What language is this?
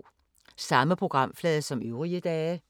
Danish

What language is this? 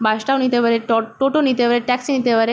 Bangla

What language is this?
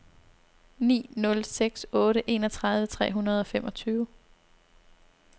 Danish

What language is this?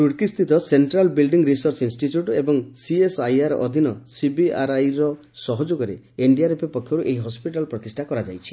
Odia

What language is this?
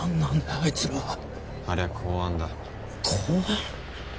Japanese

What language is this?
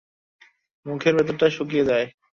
Bangla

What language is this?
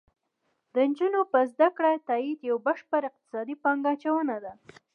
Pashto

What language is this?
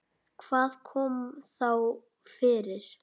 Icelandic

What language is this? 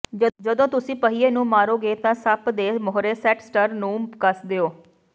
Punjabi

